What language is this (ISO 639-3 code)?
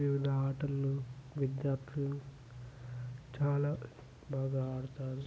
tel